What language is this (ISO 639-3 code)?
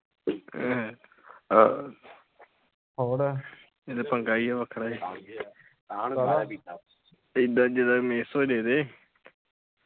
pan